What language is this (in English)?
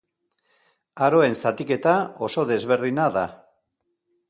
Basque